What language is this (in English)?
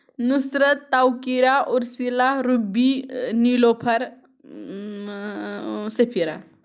Kashmiri